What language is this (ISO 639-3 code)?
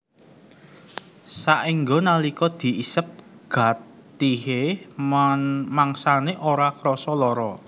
jav